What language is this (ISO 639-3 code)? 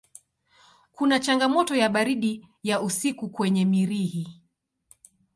swa